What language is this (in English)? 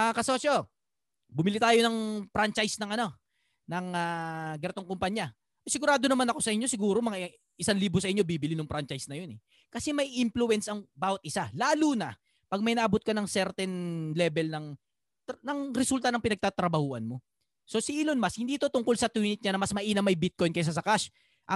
Filipino